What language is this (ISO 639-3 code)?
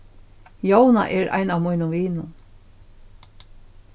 fao